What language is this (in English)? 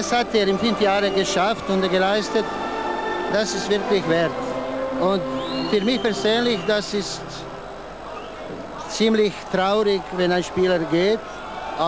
German